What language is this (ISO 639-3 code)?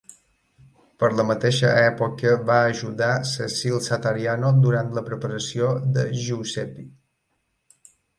cat